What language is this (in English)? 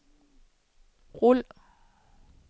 Danish